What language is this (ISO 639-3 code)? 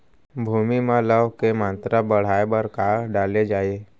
hne